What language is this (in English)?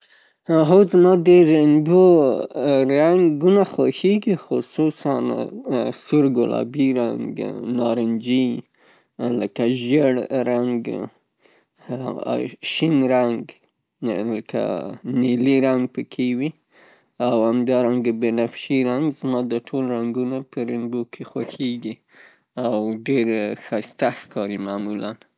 Pashto